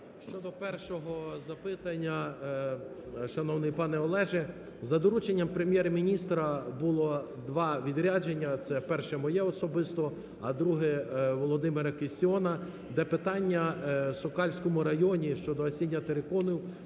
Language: Ukrainian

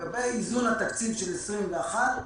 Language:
Hebrew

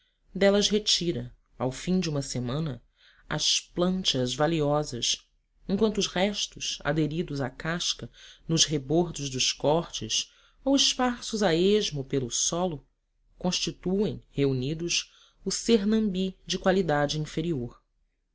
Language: Portuguese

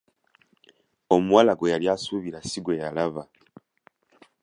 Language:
Ganda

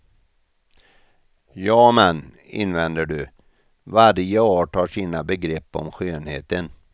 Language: Swedish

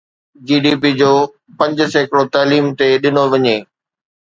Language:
Sindhi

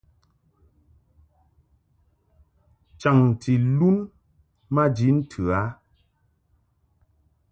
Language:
Mungaka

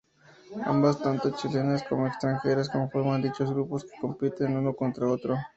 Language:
Spanish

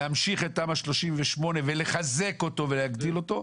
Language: Hebrew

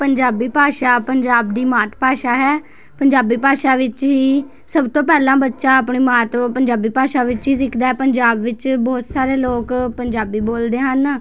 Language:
Punjabi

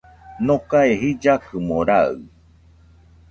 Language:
Nüpode Huitoto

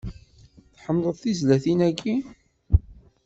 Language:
Kabyle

